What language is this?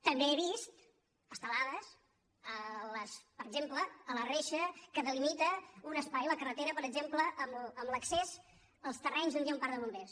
Catalan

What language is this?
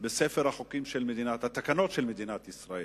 Hebrew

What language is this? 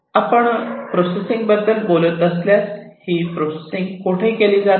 Marathi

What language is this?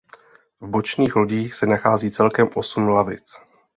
Czech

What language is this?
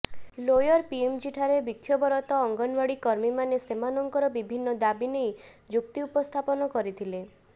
Odia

